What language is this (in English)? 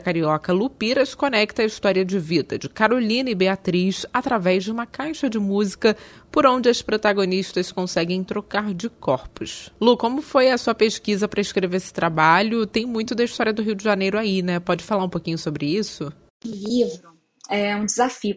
Portuguese